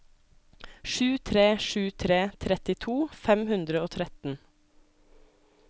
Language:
Norwegian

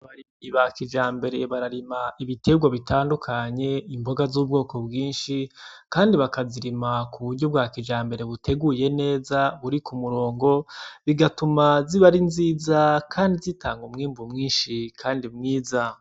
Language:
Rundi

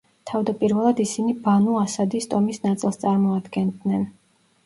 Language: Georgian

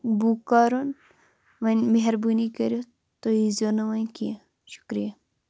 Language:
Kashmiri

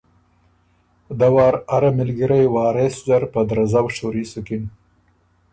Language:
Ormuri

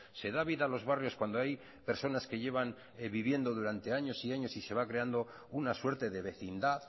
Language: Spanish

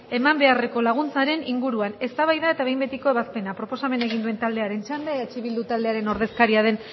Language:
Basque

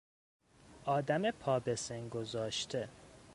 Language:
Persian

